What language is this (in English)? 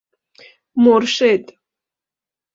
Persian